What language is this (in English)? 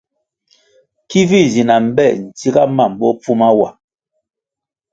Kwasio